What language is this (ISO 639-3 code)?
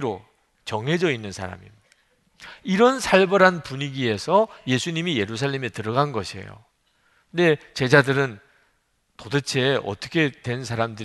kor